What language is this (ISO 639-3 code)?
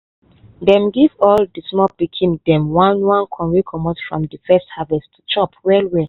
pcm